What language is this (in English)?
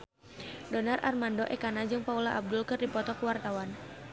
Sundanese